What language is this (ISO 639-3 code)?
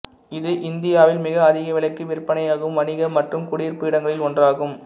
tam